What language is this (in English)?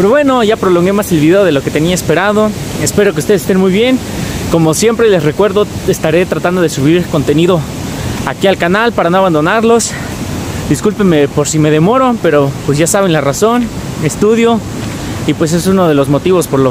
Spanish